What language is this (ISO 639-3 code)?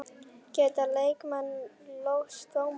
isl